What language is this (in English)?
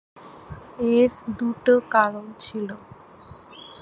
Bangla